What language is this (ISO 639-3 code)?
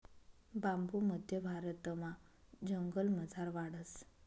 mar